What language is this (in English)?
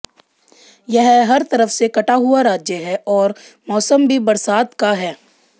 Hindi